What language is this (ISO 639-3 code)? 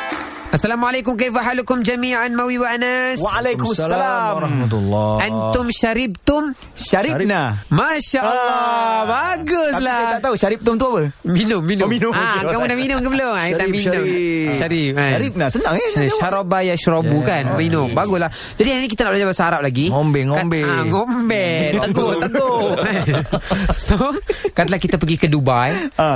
msa